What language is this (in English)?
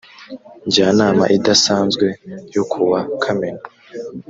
Kinyarwanda